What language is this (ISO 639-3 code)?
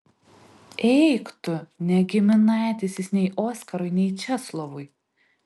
lit